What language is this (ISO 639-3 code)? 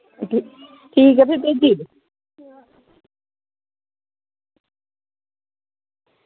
doi